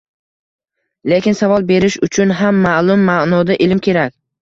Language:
Uzbek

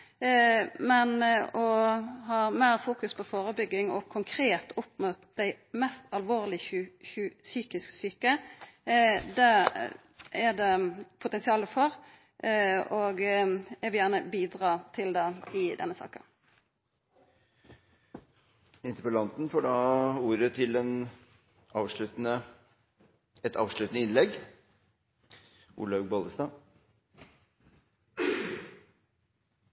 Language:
Norwegian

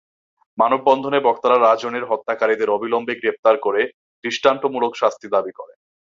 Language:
Bangla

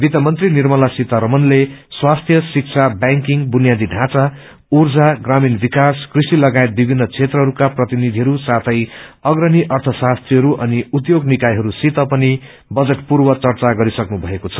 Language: Nepali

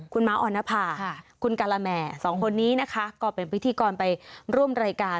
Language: Thai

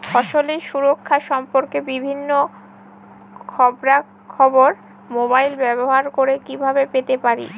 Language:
Bangla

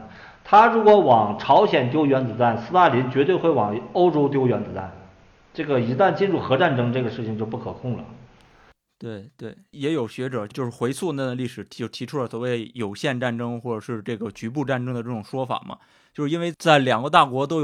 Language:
Chinese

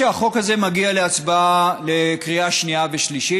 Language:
Hebrew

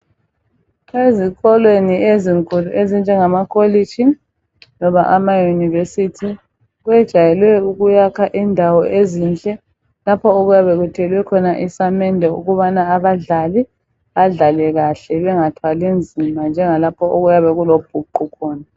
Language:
North Ndebele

